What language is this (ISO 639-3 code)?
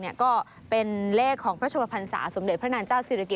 tha